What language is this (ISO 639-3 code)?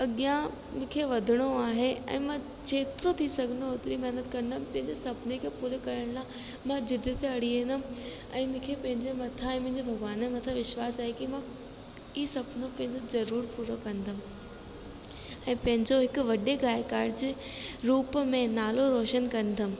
snd